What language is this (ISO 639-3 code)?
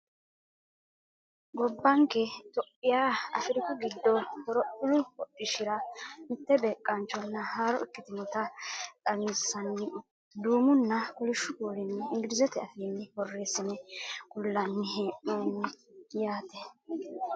sid